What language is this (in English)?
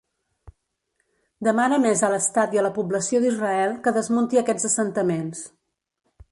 Catalan